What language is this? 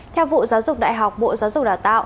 Vietnamese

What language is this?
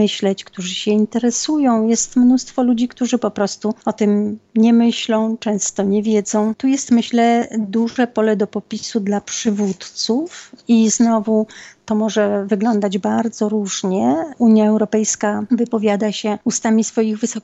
Polish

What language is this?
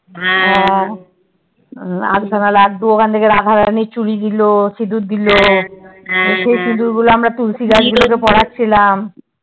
Bangla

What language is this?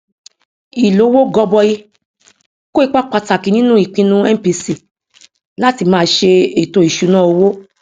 Yoruba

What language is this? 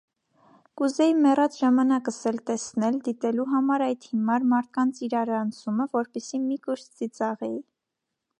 Armenian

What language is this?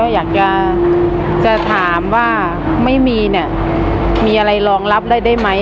Thai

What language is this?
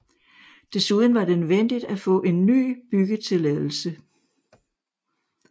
Danish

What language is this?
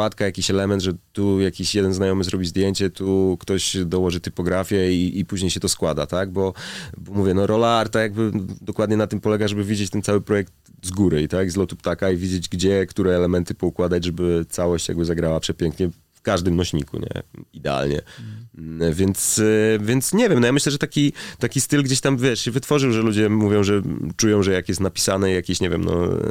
Polish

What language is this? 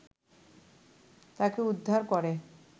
Bangla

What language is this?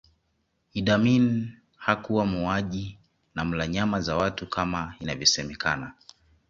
Swahili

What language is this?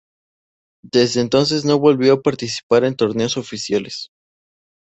Spanish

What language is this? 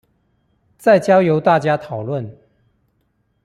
Chinese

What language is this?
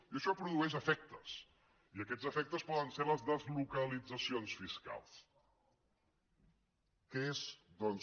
Catalan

